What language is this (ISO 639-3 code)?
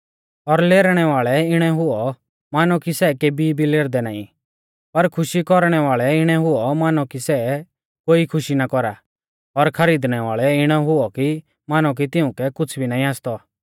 bfz